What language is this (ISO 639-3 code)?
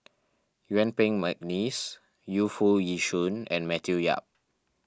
eng